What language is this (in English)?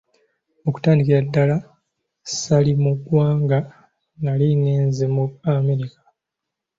Ganda